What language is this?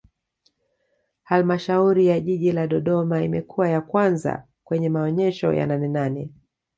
Swahili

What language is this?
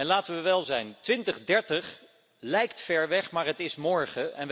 Dutch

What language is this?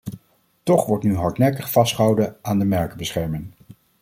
Dutch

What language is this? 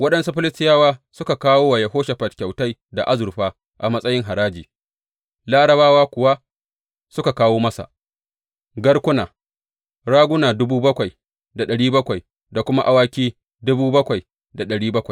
Hausa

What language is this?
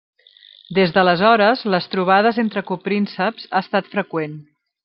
Catalan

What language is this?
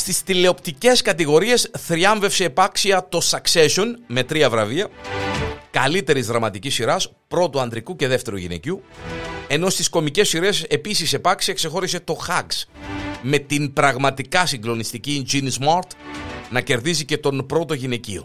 Greek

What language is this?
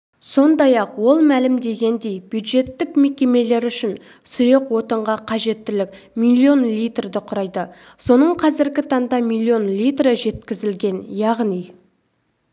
Kazakh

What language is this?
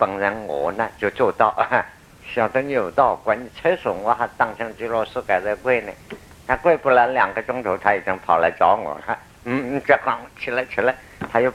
Chinese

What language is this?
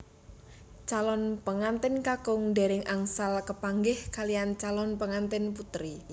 Javanese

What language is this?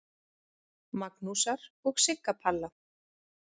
Icelandic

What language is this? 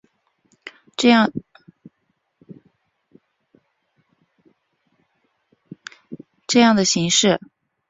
Chinese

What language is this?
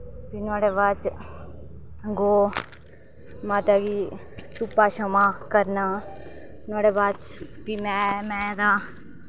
Dogri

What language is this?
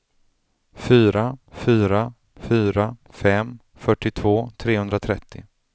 Swedish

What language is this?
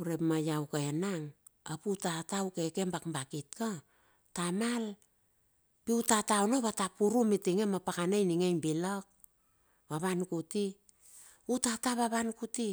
Bilur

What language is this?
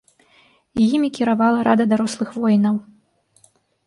Belarusian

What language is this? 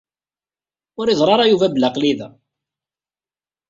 Kabyle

